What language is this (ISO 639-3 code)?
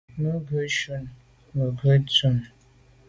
byv